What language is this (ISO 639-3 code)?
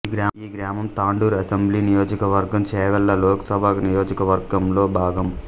tel